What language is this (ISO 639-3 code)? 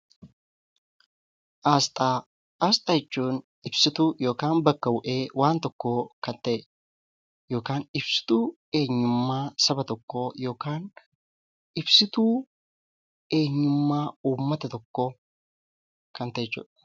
orm